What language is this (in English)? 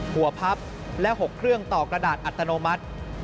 Thai